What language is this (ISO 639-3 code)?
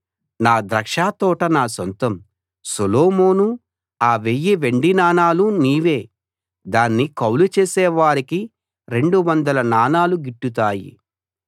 tel